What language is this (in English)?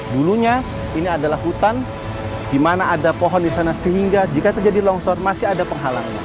Indonesian